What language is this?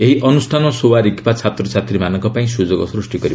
Odia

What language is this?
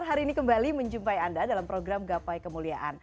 Indonesian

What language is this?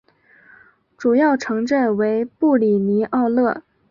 Chinese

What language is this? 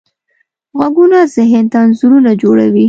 Pashto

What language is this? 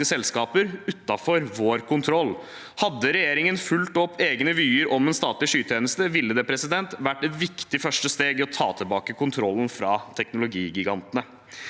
Norwegian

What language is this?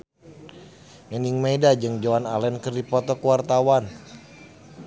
Sundanese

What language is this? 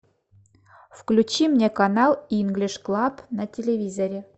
Russian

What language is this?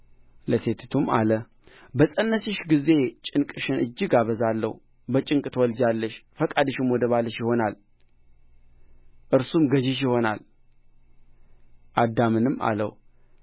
Amharic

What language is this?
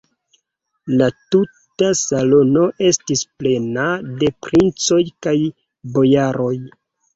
Esperanto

